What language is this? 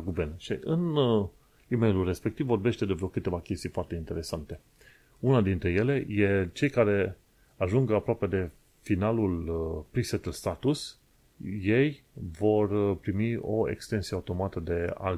Romanian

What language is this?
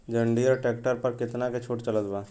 Bhojpuri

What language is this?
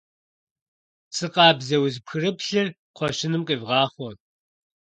Kabardian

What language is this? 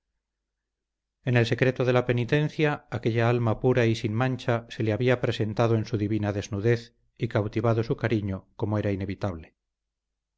Spanish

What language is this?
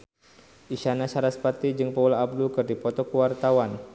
Sundanese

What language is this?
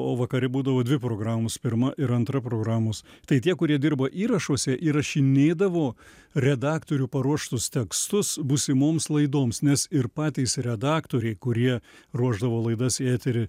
Lithuanian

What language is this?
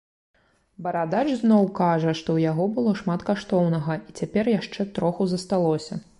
Belarusian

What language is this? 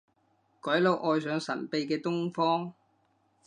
Cantonese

